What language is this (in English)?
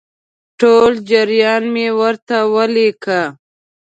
Pashto